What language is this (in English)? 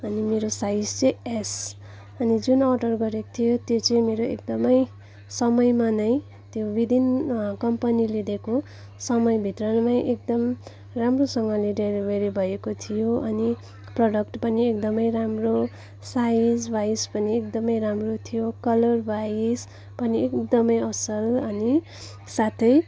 Nepali